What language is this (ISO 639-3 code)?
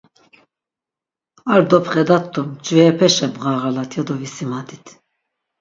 lzz